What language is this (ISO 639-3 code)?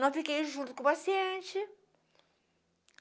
por